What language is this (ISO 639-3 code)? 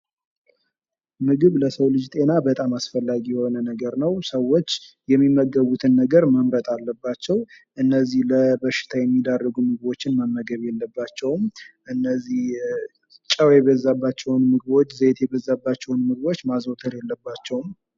amh